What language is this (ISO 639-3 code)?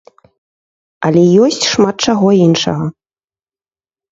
bel